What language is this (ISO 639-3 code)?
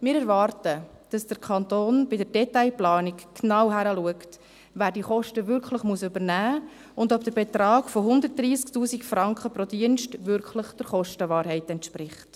gsw